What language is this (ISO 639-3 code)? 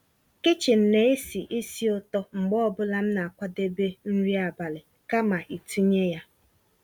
ibo